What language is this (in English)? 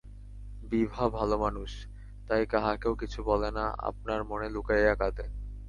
Bangla